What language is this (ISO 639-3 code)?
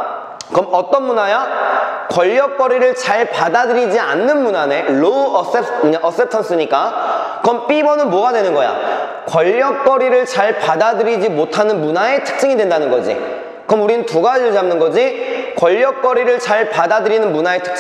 kor